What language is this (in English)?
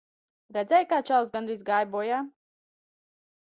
Latvian